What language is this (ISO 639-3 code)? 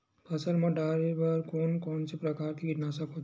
hne